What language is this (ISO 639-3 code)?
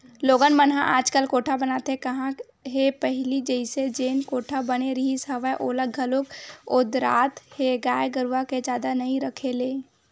hne